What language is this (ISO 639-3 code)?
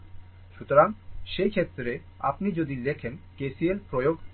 ben